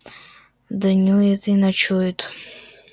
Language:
Russian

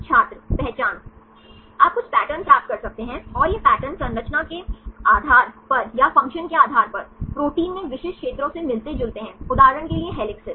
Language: Hindi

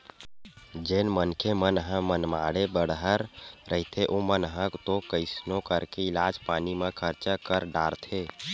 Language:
Chhattisgarhi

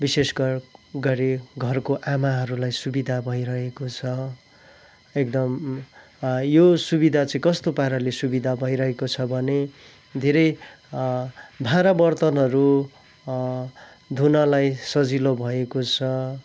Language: Nepali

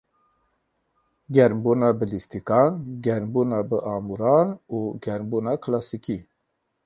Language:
Kurdish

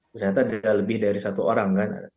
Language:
Indonesian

